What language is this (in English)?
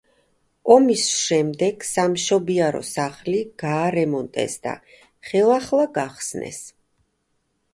Georgian